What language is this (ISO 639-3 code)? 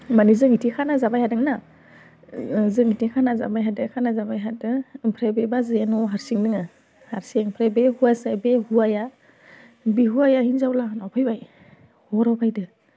brx